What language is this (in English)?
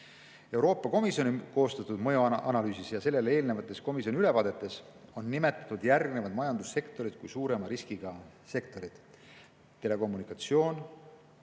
Estonian